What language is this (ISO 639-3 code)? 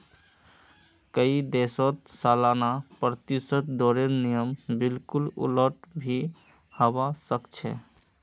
mag